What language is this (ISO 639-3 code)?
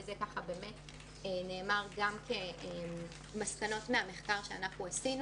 heb